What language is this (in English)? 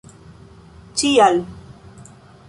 Esperanto